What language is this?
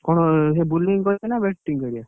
Odia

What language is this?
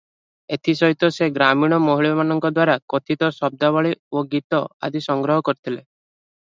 Odia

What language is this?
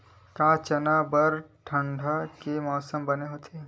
Chhattisgarhi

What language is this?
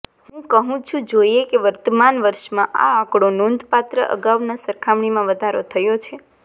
Gujarati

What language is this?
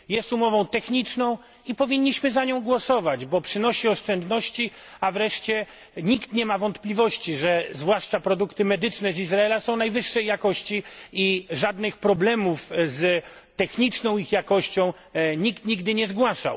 Polish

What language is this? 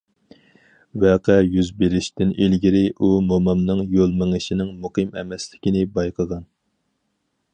Uyghur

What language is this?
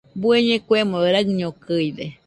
Nüpode Huitoto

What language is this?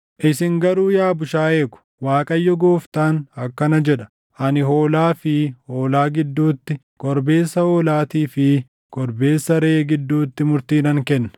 Oromo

